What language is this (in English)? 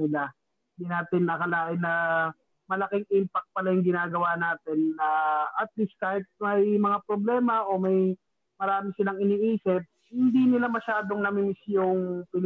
Filipino